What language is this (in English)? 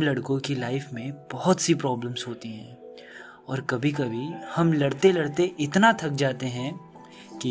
Hindi